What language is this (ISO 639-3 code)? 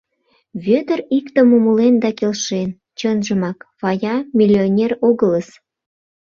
chm